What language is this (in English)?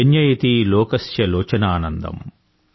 Telugu